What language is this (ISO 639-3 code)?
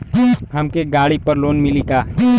bho